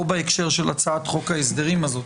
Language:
Hebrew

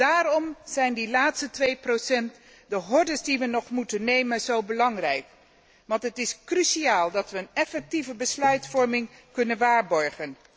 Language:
Dutch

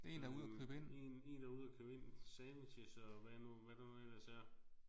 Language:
Danish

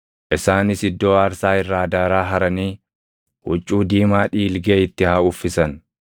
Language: Oromo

